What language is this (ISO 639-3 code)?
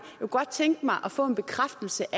dan